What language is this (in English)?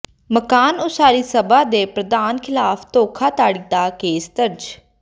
Punjabi